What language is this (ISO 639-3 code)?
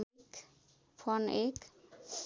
nep